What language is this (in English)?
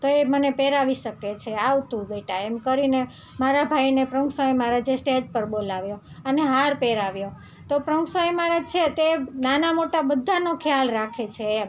Gujarati